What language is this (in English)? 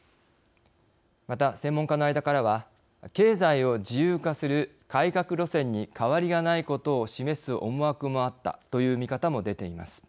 Japanese